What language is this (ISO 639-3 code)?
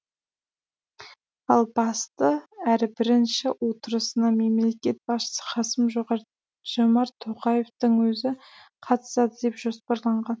kaz